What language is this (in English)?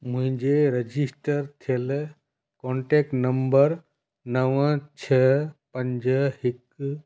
Sindhi